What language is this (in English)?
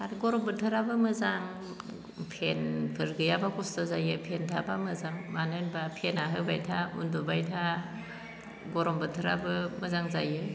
Bodo